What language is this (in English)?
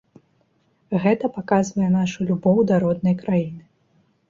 Belarusian